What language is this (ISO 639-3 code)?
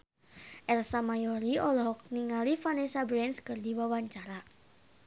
sun